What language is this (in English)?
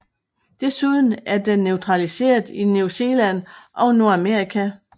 Danish